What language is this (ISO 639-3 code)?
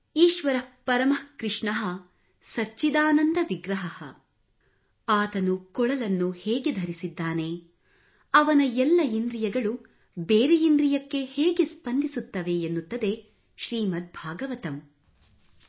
kan